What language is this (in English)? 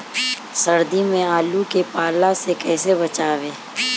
Bhojpuri